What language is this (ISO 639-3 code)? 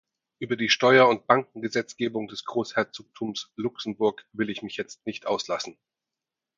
deu